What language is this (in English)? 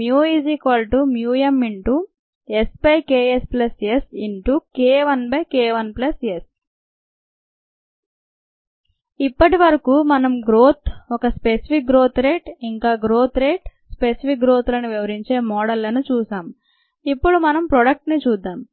Telugu